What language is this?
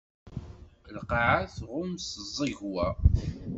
Kabyle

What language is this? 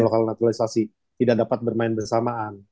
Indonesian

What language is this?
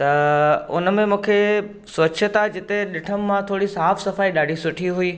Sindhi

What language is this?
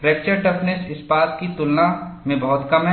Hindi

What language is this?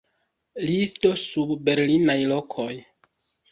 Esperanto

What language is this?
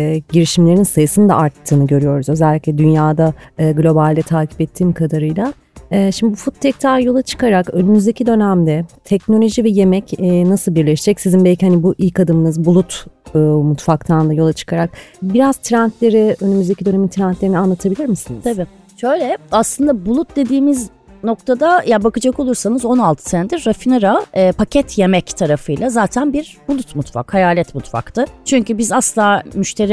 Turkish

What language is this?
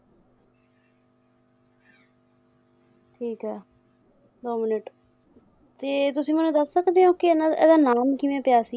Punjabi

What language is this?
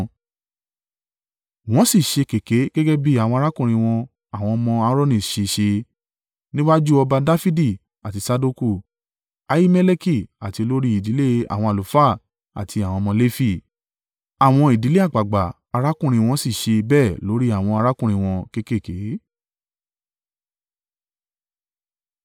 Yoruba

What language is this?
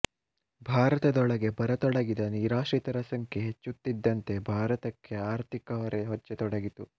Kannada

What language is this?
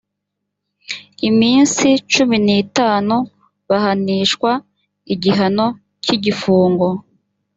Kinyarwanda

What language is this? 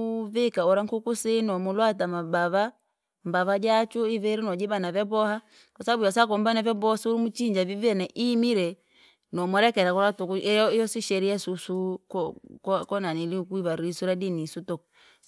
Langi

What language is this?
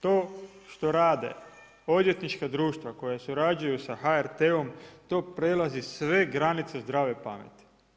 Croatian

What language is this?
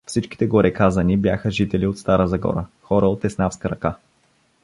Bulgarian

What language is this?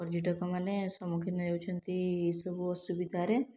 Odia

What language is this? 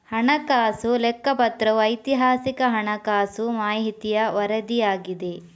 Kannada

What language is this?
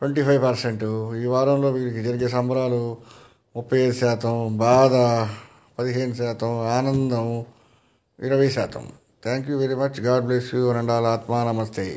Telugu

